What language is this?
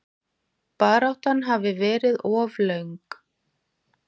Icelandic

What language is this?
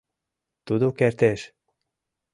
Mari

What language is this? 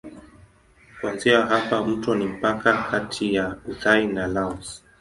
Swahili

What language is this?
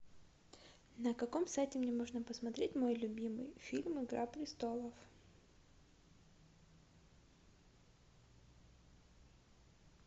Russian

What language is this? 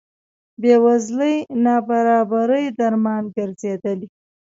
Pashto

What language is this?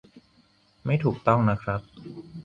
Thai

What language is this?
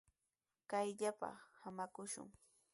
Sihuas Ancash Quechua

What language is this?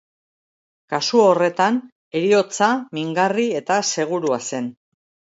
Basque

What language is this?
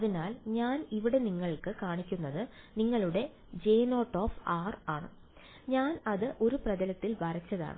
Malayalam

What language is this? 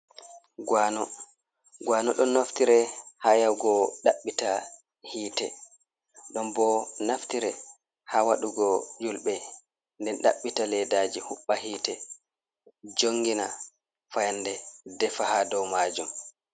Fula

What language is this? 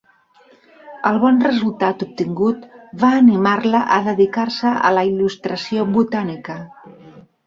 Catalan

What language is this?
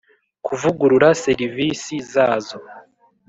Kinyarwanda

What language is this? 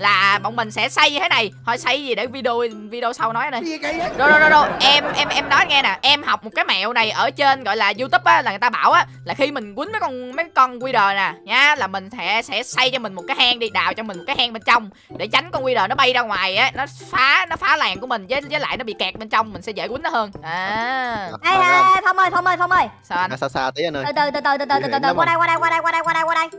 Vietnamese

